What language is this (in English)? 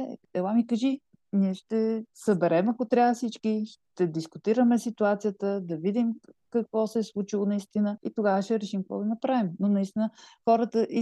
Bulgarian